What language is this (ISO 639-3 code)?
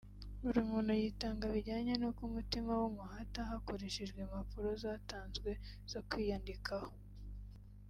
kin